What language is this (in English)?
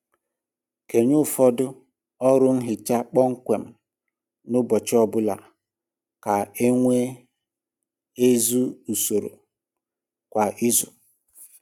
Igbo